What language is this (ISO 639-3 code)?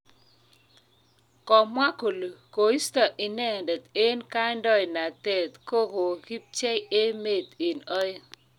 kln